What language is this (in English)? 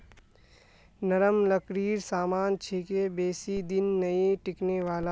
Magahi